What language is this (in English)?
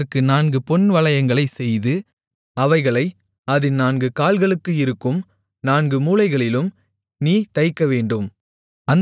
Tamil